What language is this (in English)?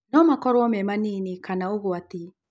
Kikuyu